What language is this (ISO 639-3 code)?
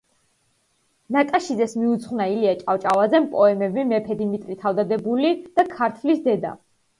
kat